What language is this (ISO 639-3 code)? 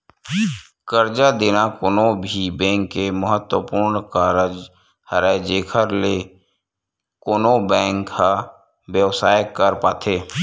hne